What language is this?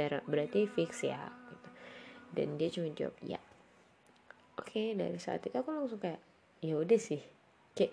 Indonesian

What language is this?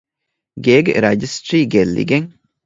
Divehi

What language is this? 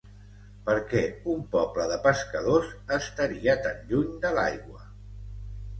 Catalan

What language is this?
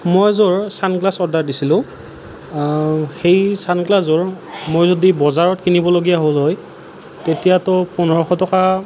Assamese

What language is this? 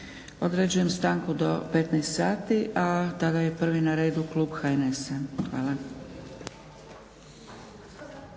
Croatian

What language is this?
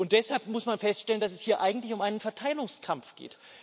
German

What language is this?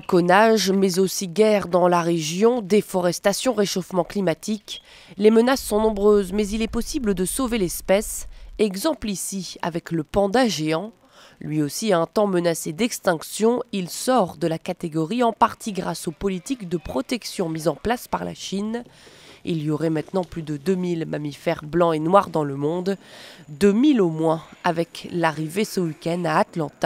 French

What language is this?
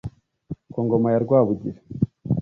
Kinyarwanda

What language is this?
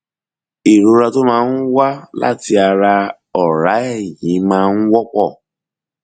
Yoruba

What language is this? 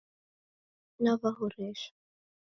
Taita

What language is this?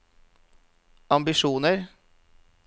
Norwegian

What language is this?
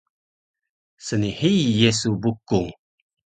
Taroko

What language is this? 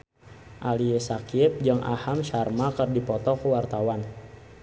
Sundanese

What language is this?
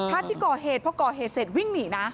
Thai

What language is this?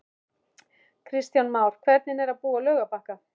Icelandic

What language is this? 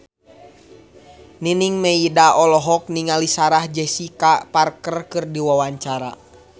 Sundanese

